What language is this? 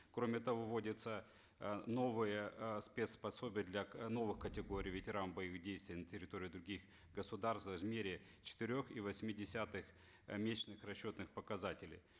Kazakh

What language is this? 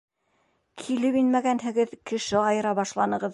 Bashkir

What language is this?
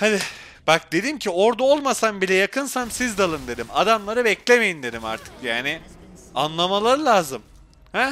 Turkish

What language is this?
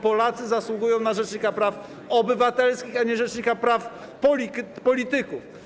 Polish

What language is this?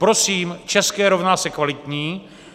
Czech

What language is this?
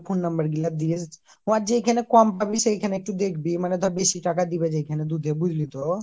Bangla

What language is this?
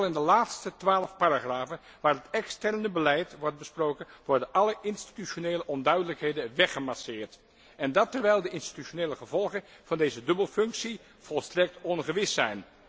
Dutch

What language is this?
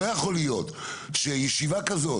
Hebrew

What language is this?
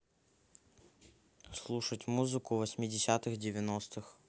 Russian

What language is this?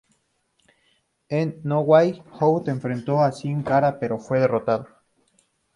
Spanish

